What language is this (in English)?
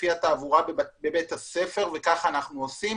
Hebrew